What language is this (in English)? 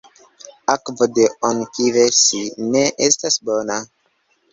Esperanto